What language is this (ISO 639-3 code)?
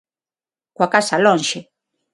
glg